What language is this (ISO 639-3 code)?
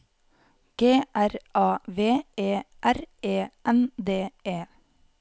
nor